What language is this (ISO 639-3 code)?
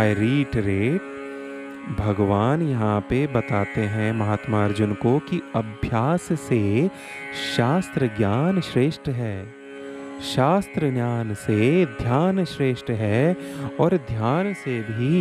hin